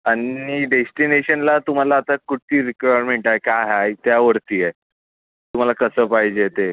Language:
Marathi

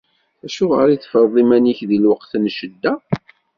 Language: Kabyle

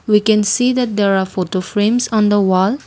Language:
English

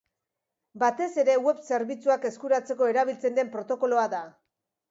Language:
Basque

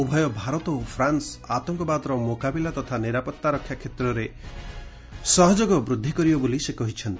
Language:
Odia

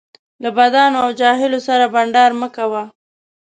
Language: Pashto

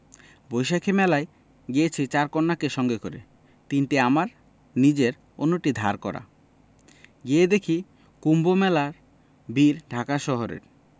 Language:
Bangla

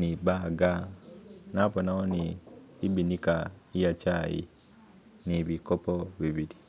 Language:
Masaaba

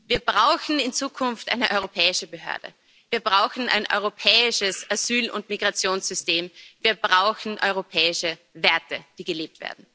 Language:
German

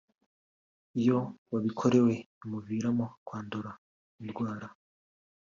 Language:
Kinyarwanda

